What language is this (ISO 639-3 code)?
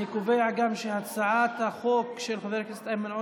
heb